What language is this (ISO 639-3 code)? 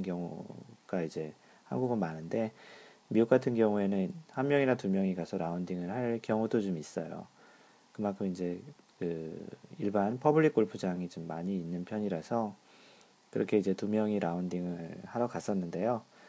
kor